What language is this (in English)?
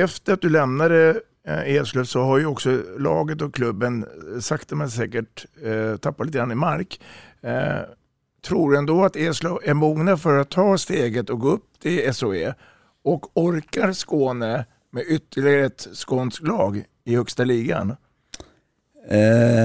Swedish